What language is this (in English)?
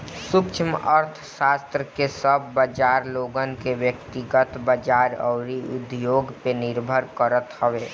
Bhojpuri